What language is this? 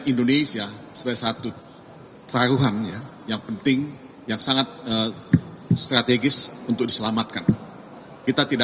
Indonesian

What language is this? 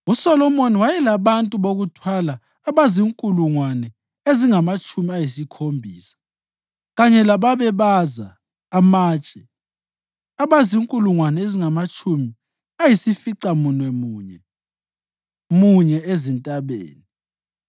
North Ndebele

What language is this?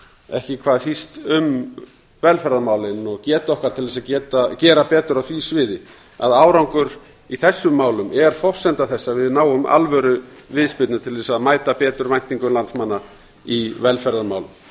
Icelandic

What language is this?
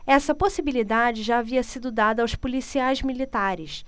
Portuguese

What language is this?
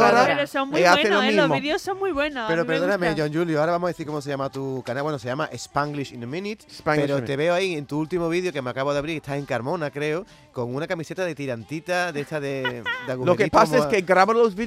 Spanish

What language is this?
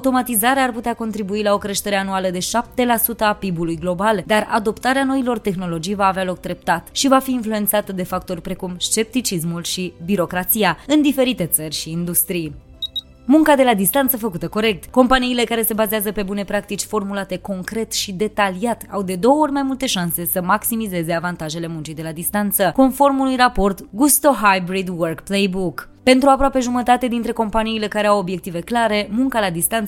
Romanian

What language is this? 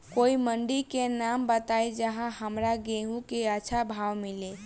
Bhojpuri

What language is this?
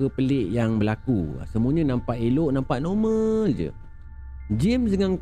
Malay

